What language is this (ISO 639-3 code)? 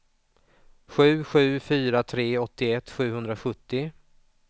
swe